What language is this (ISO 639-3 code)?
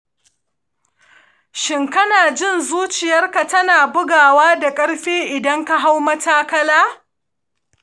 hau